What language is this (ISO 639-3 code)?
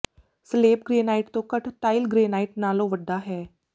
pan